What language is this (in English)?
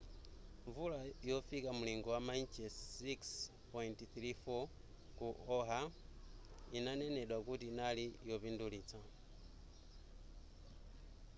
Nyanja